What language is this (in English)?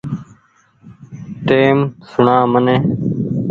Goaria